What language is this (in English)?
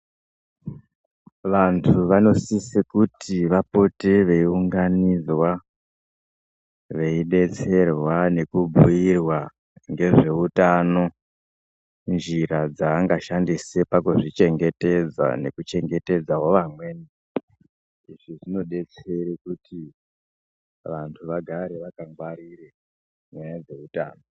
Ndau